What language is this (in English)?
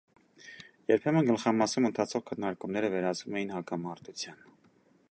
Armenian